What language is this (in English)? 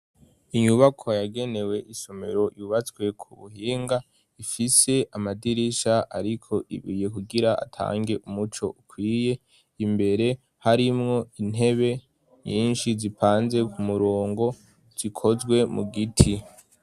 Rundi